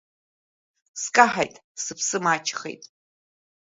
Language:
Abkhazian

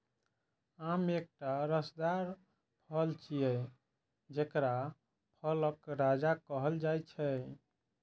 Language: Maithili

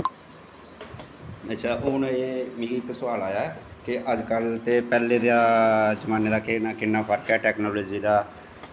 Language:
Dogri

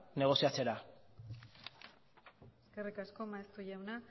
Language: Basque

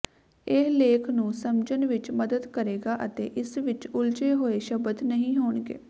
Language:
Punjabi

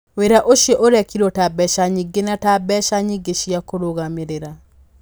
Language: Kikuyu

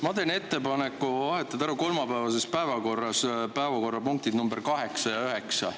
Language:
Estonian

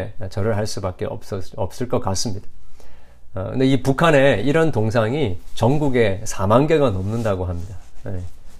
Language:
Korean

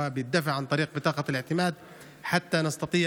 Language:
Hebrew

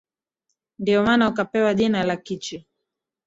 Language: Swahili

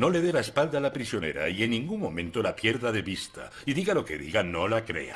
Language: Spanish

